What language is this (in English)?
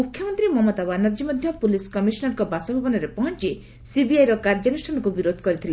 Odia